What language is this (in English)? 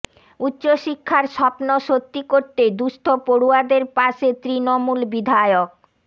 Bangla